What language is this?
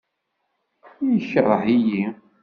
Kabyle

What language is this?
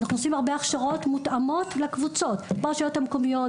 Hebrew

